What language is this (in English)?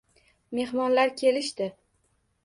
Uzbek